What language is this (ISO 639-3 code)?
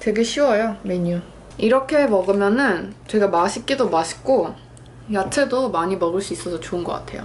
kor